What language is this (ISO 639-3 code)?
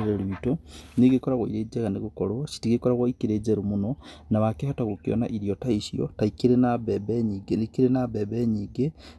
kik